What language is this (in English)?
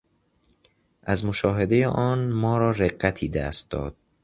Persian